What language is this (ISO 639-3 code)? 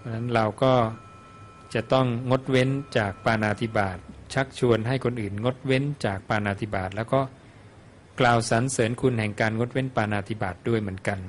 tha